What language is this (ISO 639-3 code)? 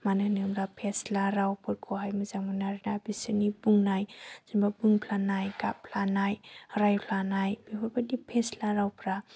brx